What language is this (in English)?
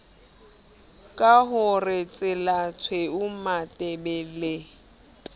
Southern Sotho